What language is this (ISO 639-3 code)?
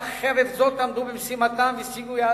heb